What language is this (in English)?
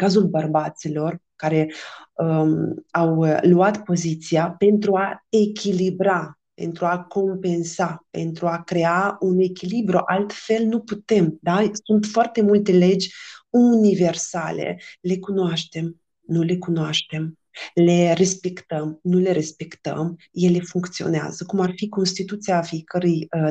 Romanian